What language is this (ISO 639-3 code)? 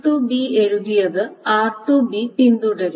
mal